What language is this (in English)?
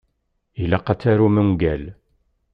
Kabyle